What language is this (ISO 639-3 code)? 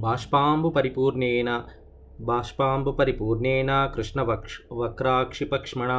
tel